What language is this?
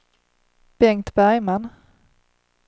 Swedish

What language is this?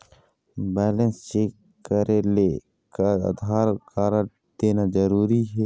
Chhattisgarhi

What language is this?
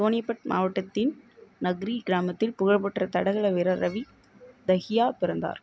Tamil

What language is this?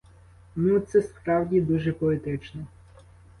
Ukrainian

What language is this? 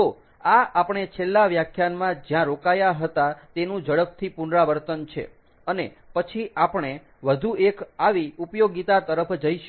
Gujarati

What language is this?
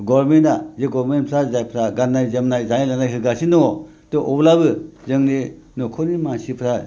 Bodo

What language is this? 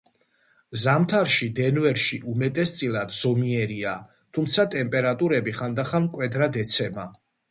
Georgian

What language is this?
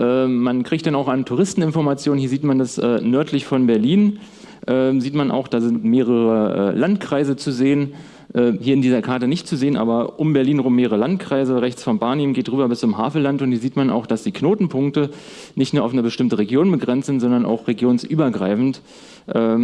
German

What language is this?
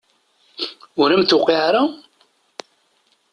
Kabyle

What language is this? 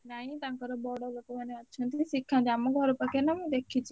Odia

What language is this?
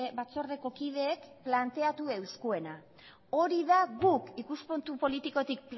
Basque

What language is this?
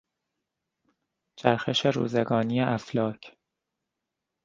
Persian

